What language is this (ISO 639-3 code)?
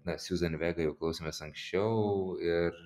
lit